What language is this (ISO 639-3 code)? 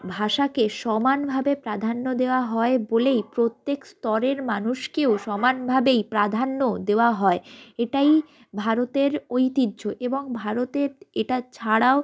ben